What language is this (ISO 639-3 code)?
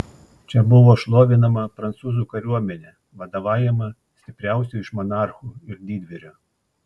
lit